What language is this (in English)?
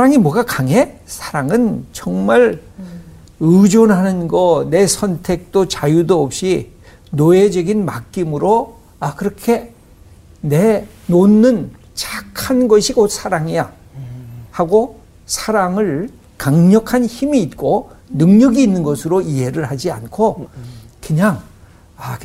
Korean